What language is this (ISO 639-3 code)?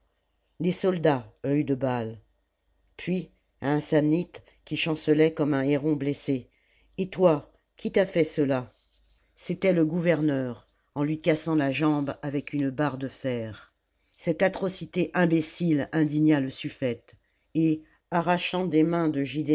fra